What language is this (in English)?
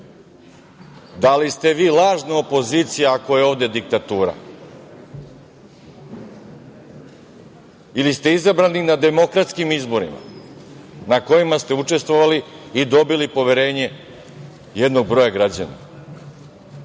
Serbian